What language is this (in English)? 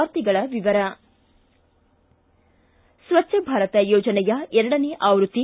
Kannada